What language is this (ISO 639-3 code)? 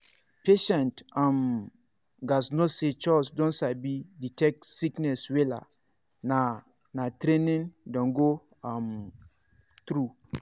pcm